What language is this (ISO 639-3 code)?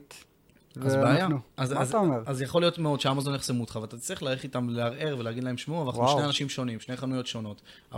heb